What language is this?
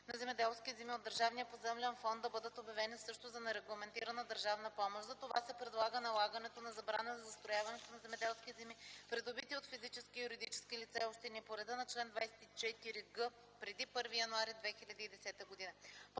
Bulgarian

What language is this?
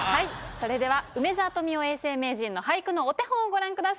Japanese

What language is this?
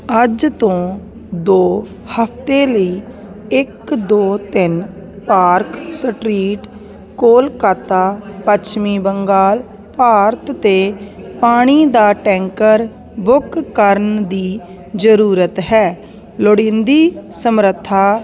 Punjabi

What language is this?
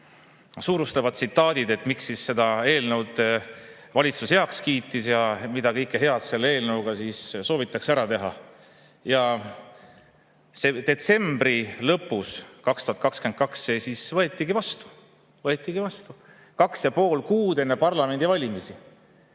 Estonian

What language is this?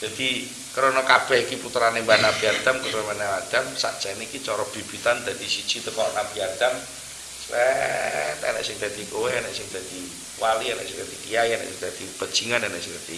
Indonesian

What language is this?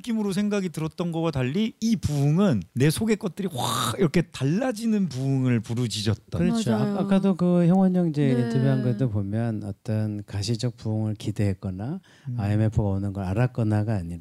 Korean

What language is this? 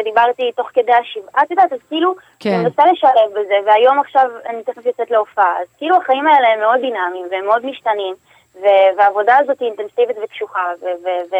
Hebrew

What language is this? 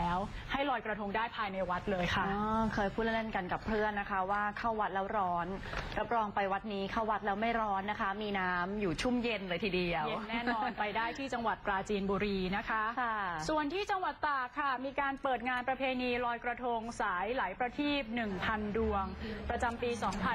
Thai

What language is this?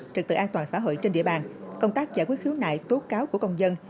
Vietnamese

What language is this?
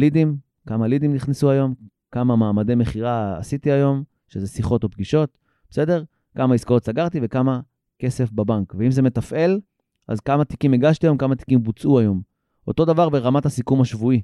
Hebrew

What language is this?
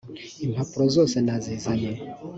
Kinyarwanda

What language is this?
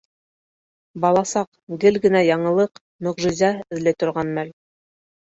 Bashkir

